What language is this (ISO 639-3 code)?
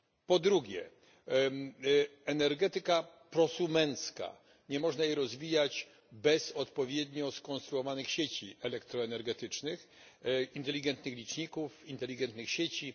pol